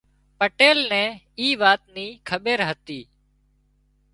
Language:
Wadiyara Koli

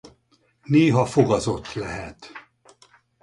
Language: Hungarian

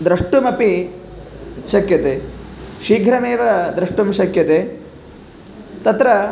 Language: Sanskrit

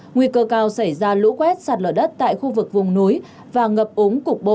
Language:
Vietnamese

